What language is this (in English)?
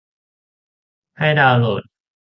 Thai